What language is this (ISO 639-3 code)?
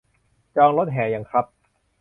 tha